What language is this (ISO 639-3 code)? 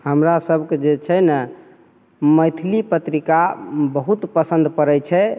mai